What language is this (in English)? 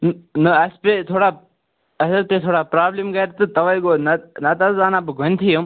Kashmiri